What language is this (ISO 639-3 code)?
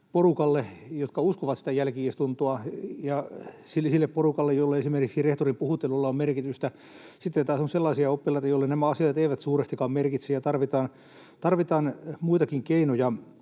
fin